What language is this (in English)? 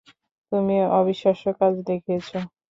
Bangla